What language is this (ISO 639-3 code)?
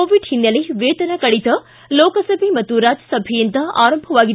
kan